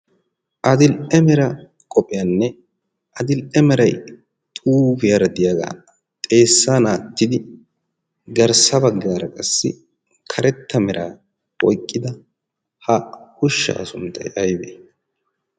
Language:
Wolaytta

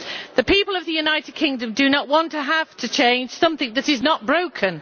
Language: English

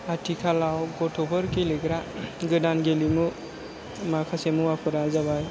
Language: Bodo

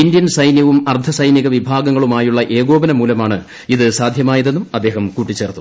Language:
Malayalam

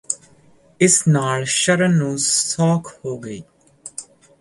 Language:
Punjabi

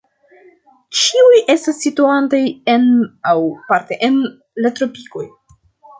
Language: Esperanto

